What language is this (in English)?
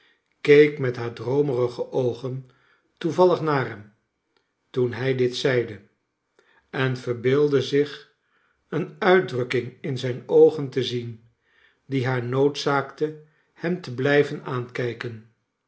Dutch